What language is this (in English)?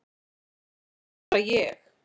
Icelandic